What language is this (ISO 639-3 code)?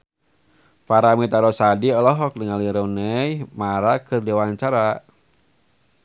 sun